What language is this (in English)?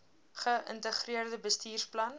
Afrikaans